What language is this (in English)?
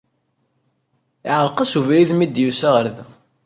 Kabyle